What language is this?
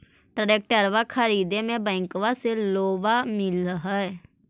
Magahi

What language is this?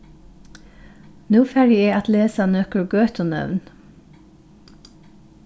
Faroese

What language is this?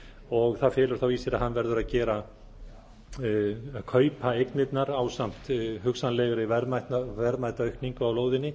Icelandic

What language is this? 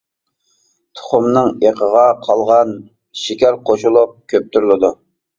Uyghur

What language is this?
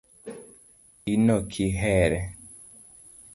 Luo (Kenya and Tanzania)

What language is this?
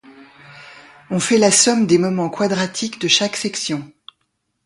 French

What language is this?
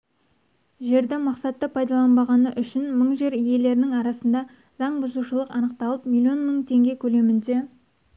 Kazakh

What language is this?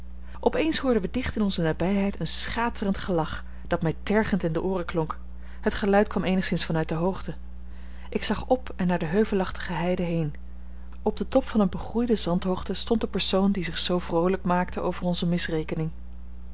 Dutch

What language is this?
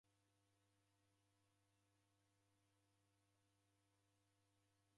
Taita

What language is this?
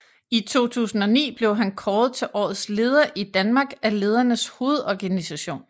Danish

